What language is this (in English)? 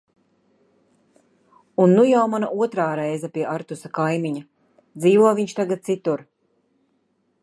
Latvian